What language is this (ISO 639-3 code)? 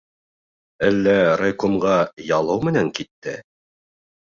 bak